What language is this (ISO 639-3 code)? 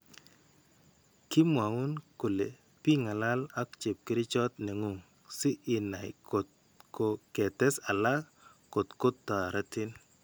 kln